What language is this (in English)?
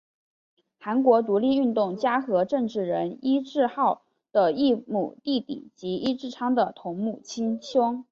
Chinese